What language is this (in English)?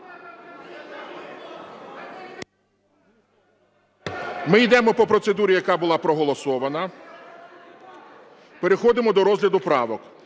Ukrainian